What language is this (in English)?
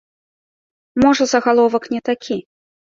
Belarusian